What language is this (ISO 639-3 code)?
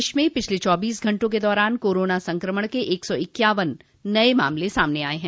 hin